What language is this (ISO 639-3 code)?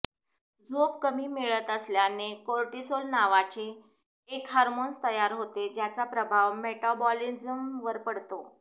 mar